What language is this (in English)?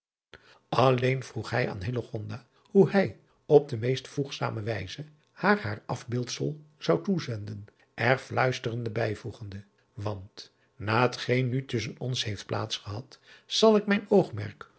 Dutch